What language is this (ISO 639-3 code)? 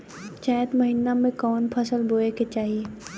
bho